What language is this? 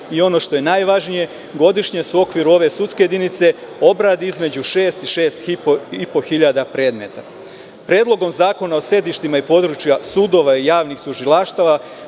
Serbian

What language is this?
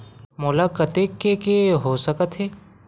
Chhattisgarhi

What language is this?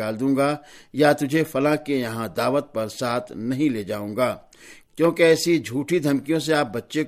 Urdu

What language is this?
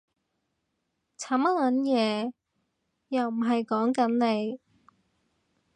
Cantonese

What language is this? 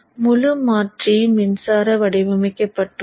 Tamil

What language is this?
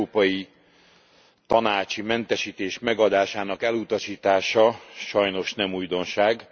Hungarian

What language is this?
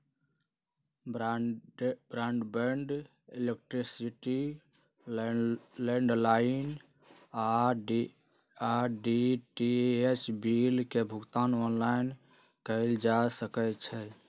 Magahi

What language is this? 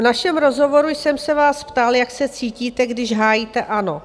Czech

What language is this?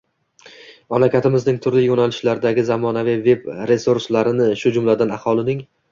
Uzbek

